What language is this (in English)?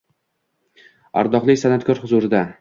Uzbek